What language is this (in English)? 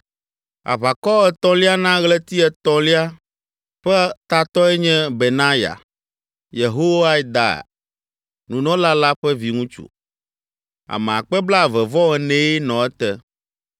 Ewe